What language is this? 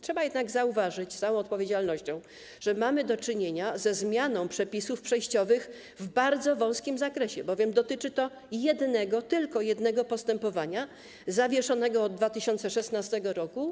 Polish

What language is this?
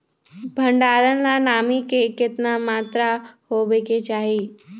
Magahi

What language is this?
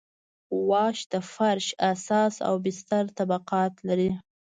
Pashto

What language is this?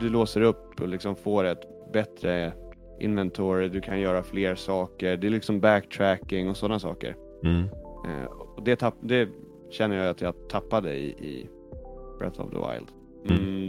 Swedish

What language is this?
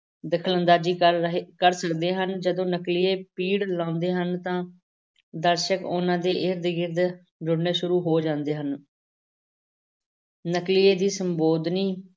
Punjabi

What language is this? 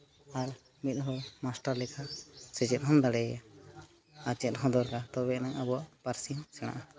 Santali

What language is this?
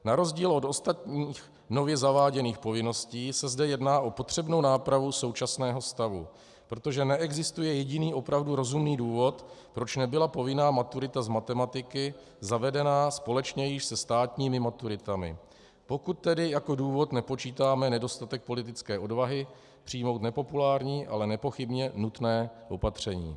Czech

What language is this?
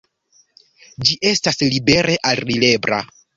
Esperanto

